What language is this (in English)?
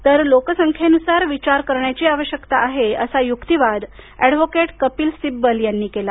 Marathi